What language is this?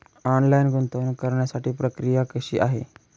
Marathi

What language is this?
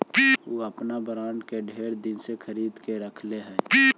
Magahi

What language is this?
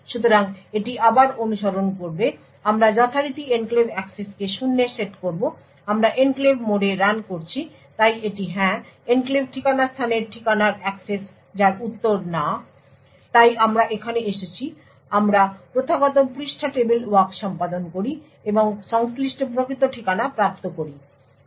Bangla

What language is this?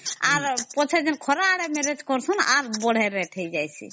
Odia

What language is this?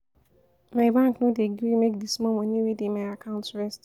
Nigerian Pidgin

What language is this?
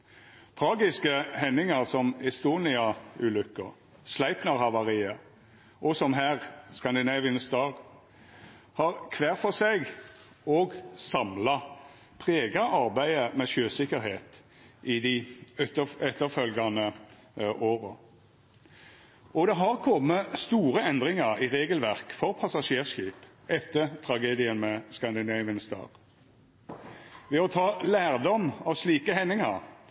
Norwegian Nynorsk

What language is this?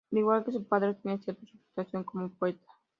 Spanish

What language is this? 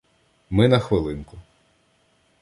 Ukrainian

